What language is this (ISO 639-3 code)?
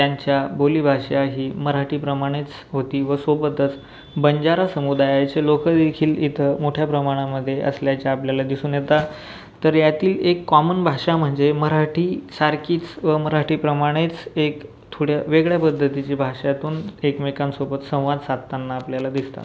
mar